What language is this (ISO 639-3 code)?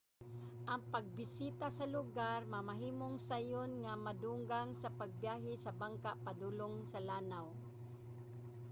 ceb